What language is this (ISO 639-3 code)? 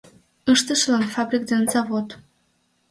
chm